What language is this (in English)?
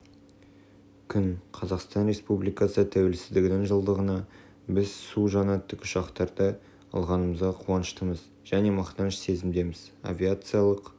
Kazakh